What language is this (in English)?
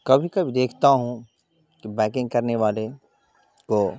Urdu